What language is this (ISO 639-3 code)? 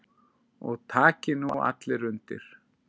isl